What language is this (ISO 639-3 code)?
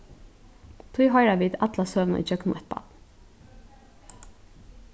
fao